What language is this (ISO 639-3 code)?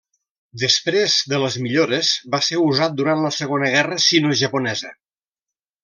cat